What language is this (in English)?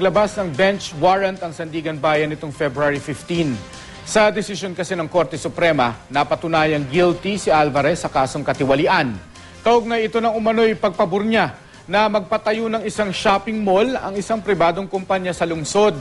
Filipino